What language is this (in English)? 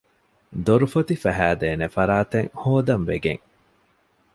Divehi